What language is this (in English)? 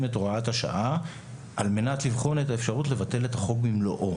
Hebrew